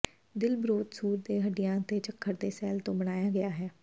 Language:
Punjabi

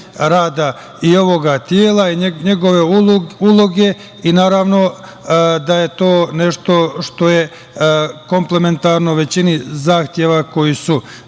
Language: Serbian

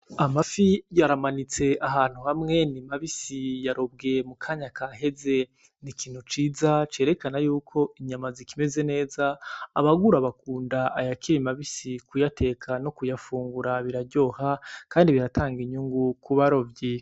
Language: Rundi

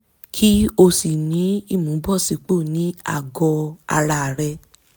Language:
Yoruba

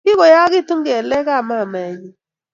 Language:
Kalenjin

